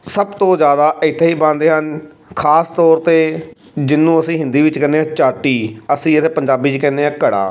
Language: Punjabi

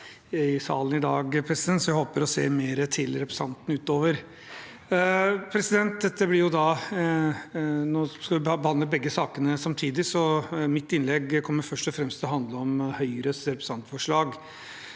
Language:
Norwegian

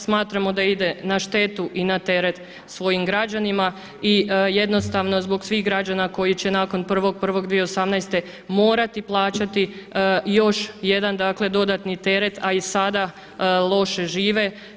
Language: Croatian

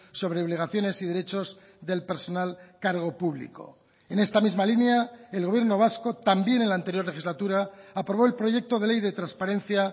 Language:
Spanish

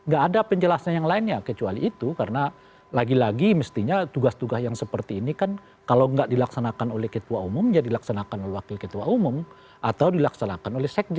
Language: Indonesian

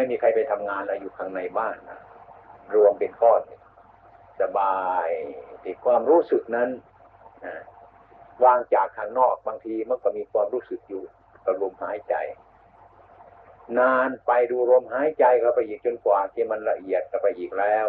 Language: Thai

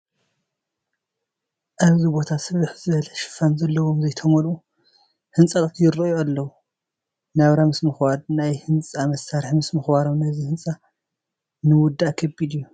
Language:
Tigrinya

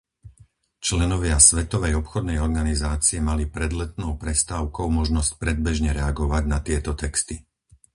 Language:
Slovak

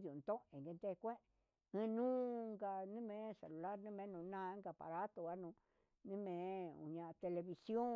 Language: Huitepec Mixtec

